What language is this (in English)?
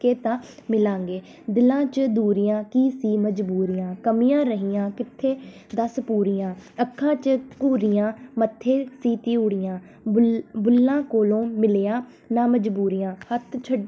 Punjabi